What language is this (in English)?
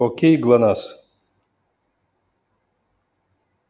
Russian